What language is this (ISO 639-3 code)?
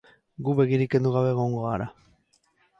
eus